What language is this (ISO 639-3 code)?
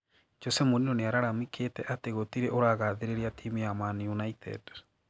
kik